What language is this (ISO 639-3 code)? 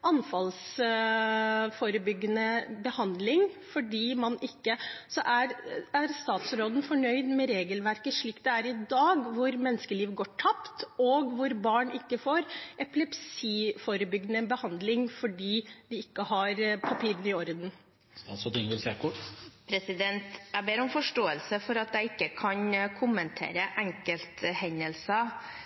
nor